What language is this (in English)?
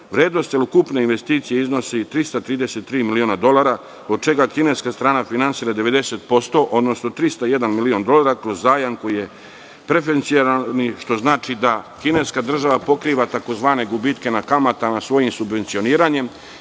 Serbian